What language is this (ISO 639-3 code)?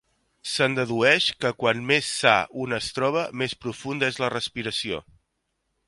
cat